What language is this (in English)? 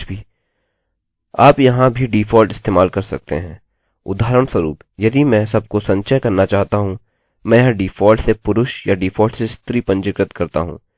Hindi